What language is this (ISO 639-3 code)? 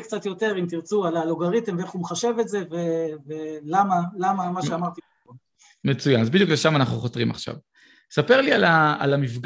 heb